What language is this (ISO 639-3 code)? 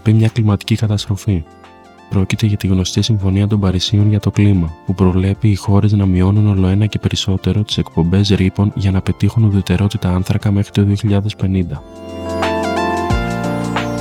ell